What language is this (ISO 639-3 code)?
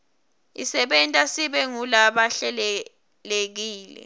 ssw